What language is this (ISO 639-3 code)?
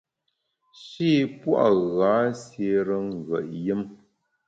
bax